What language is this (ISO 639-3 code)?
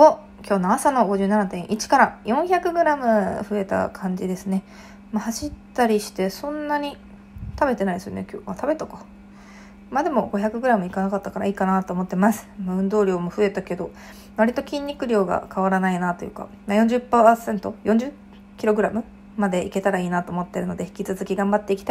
jpn